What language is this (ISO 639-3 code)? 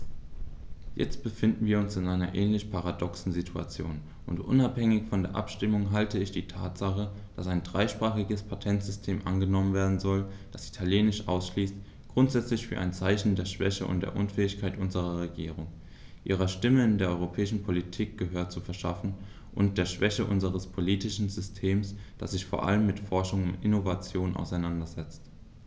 deu